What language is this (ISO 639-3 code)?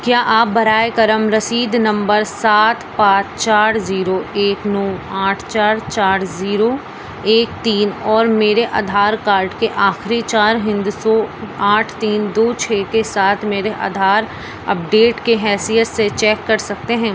urd